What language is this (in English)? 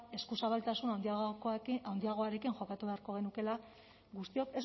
Basque